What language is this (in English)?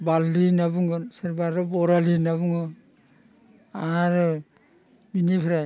Bodo